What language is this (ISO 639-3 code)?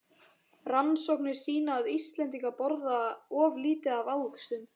isl